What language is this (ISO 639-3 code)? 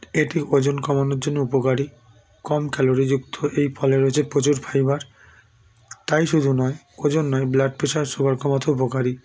ben